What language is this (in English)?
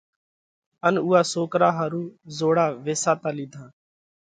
Parkari Koli